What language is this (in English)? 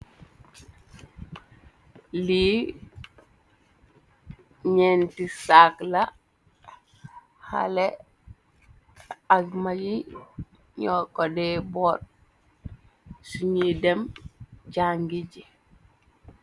Wolof